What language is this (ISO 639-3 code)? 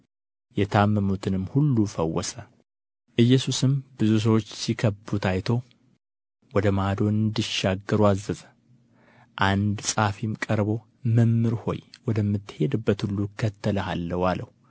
amh